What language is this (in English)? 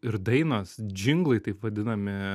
Lithuanian